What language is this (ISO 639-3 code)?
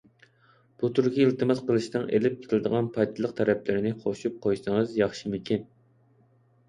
uig